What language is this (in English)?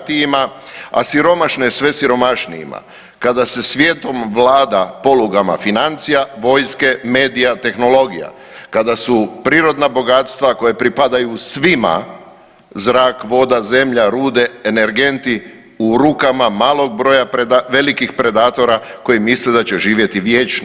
Croatian